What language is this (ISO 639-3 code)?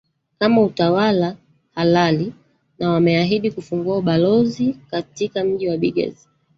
swa